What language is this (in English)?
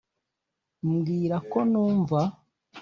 Kinyarwanda